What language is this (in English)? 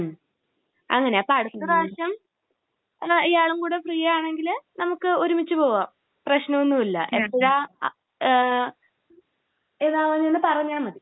Malayalam